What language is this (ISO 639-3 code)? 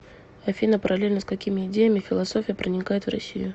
rus